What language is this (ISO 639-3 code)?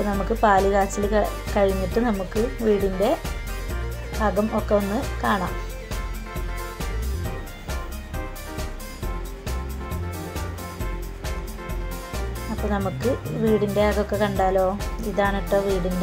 spa